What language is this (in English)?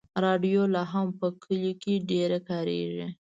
Pashto